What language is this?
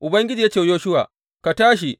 Hausa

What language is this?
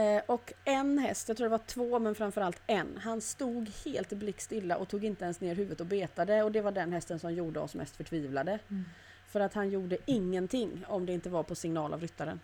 Swedish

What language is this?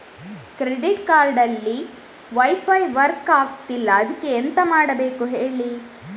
Kannada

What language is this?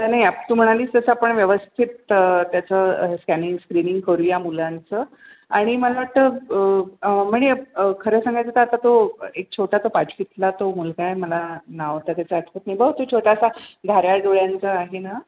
Marathi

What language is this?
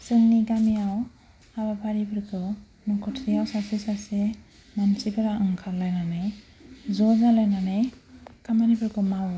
Bodo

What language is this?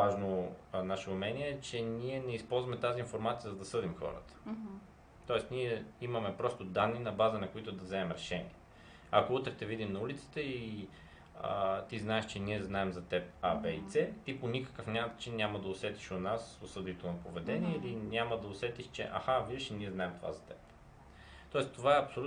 Bulgarian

